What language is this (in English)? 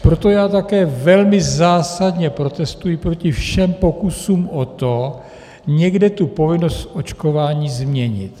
Czech